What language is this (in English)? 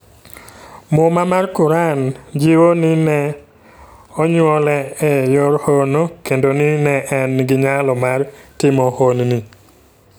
Luo (Kenya and Tanzania)